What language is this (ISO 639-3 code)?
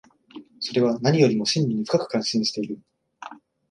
jpn